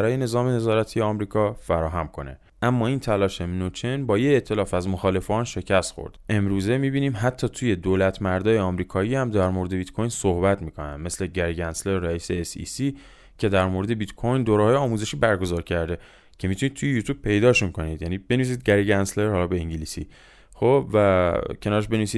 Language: Persian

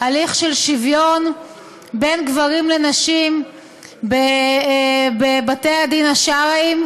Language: Hebrew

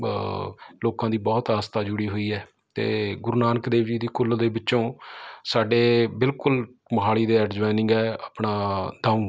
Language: Punjabi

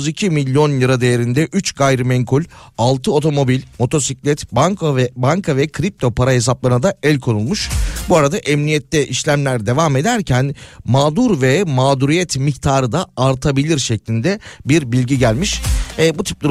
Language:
Turkish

